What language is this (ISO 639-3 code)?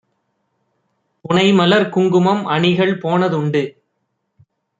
tam